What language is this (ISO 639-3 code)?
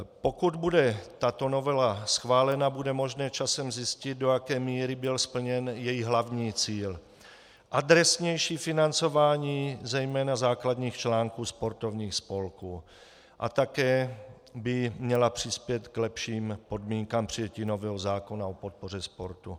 ces